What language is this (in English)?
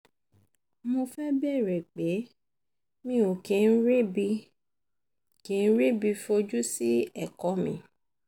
Yoruba